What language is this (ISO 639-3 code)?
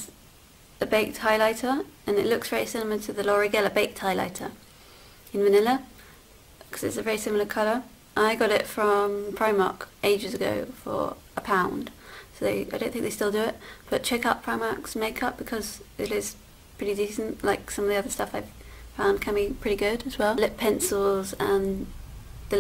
eng